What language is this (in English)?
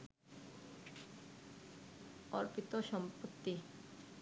Bangla